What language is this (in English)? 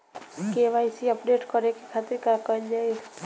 Bhojpuri